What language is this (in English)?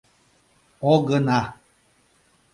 Mari